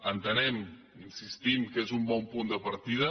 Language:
Catalan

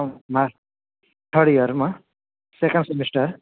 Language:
Gujarati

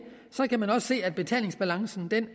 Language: Danish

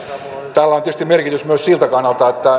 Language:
Finnish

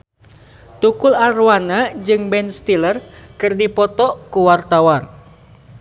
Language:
Sundanese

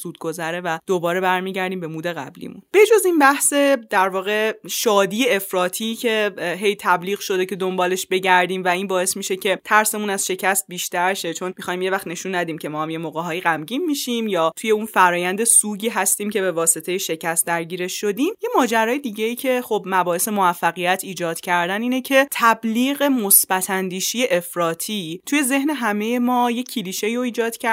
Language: Persian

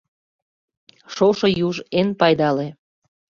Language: Mari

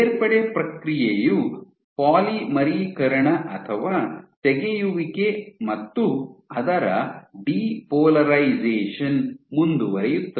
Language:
Kannada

